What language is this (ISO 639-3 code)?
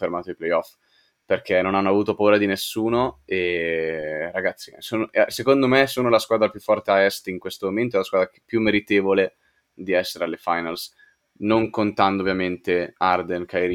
ita